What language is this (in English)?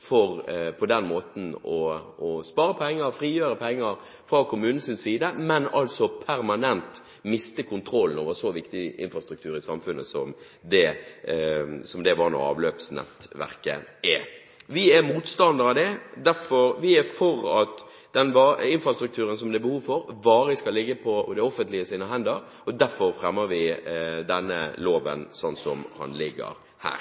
Norwegian Bokmål